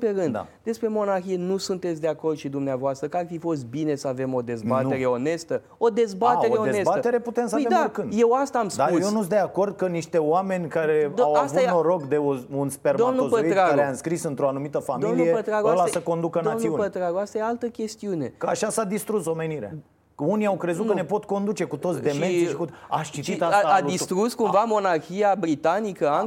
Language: Romanian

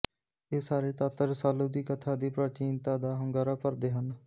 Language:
Punjabi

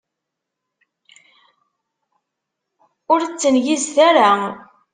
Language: Kabyle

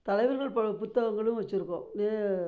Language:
Tamil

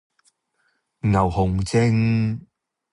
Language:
Cantonese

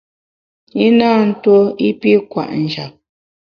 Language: Bamun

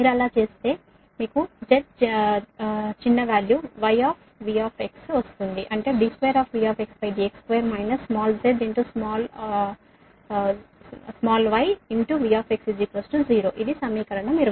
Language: Telugu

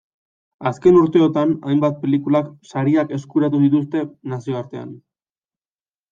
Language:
Basque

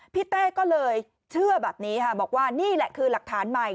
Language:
Thai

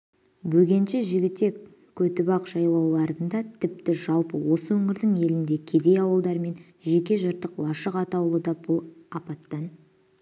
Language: Kazakh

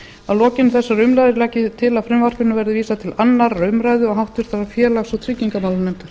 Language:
Icelandic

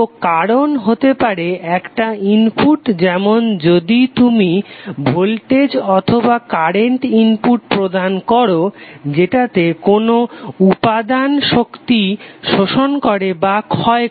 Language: Bangla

